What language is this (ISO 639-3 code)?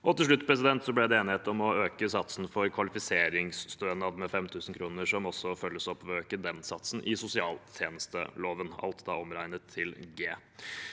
nor